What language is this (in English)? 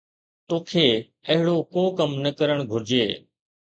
Sindhi